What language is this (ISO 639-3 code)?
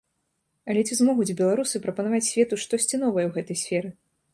bel